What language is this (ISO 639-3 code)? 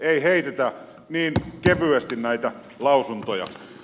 fin